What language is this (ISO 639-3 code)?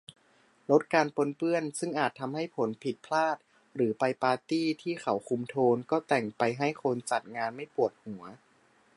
tha